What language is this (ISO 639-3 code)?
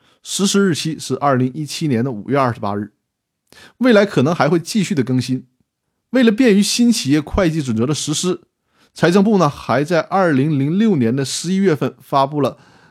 zho